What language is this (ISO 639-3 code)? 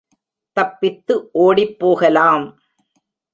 tam